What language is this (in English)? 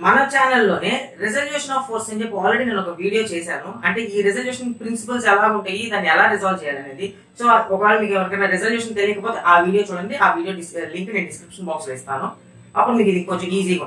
Hindi